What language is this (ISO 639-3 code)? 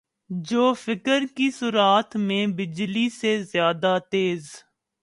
urd